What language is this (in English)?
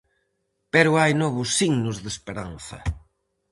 Galician